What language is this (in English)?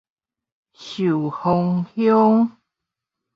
Min Nan Chinese